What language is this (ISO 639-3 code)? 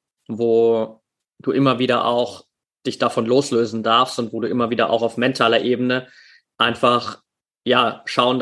deu